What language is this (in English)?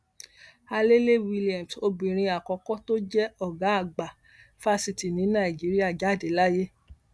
Yoruba